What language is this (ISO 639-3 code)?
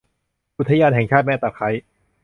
tha